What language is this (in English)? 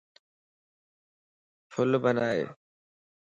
Lasi